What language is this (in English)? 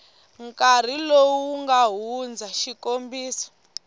Tsonga